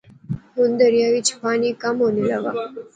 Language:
Pahari-Potwari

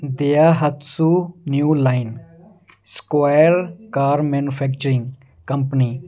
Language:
Punjabi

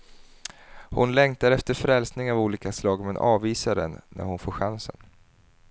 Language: Swedish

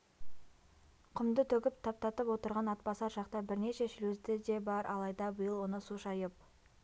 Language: Kazakh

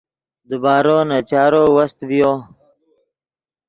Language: Yidgha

